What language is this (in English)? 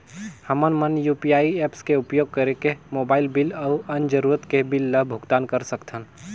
Chhattisgarhi